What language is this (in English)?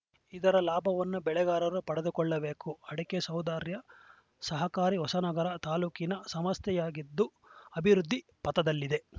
Kannada